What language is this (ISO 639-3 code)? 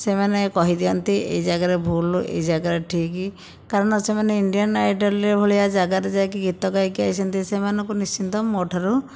ori